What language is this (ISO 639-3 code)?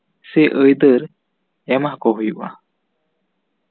sat